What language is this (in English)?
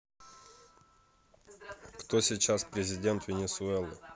Russian